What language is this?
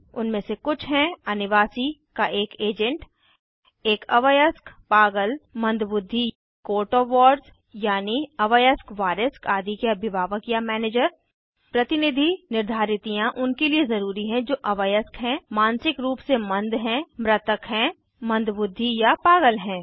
Hindi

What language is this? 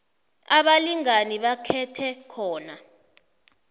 South Ndebele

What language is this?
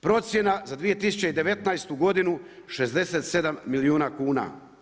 Croatian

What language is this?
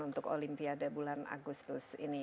Indonesian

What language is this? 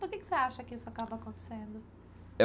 Portuguese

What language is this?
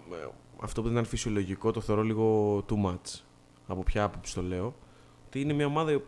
Greek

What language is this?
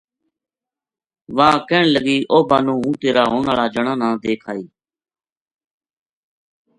Gujari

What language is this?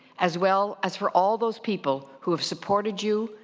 English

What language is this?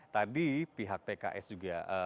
Indonesian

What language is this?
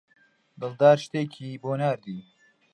Central Kurdish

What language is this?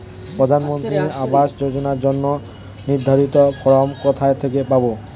Bangla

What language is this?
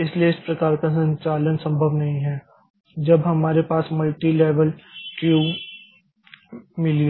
Hindi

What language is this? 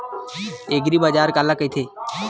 Chhattisgarhi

